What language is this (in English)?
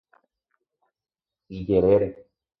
Guarani